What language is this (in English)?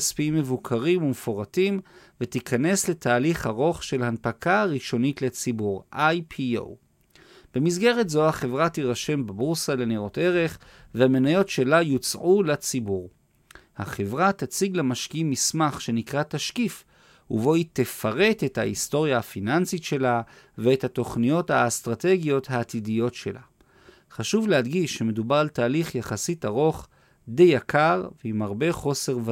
Hebrew